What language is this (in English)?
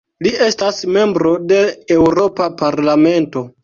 Esperanto